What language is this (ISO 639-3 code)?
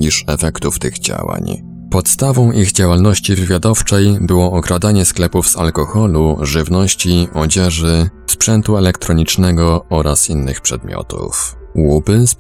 pol